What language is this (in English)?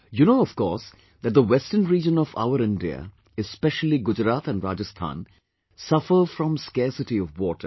English